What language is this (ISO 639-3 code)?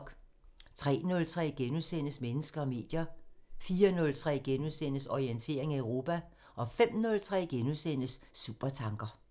dan